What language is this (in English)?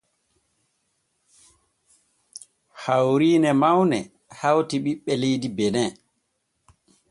Borgu Fulfulde